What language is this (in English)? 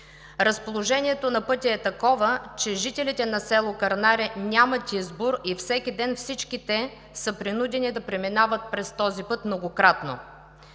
Bulgarian